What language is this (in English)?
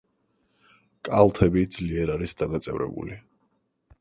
Georgian